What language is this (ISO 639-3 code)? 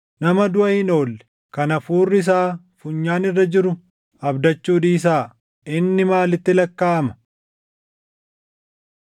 orm